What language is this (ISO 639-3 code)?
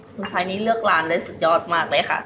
tha